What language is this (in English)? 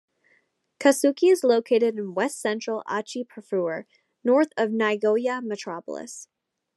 English